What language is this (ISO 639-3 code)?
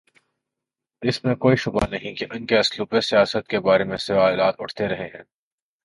urd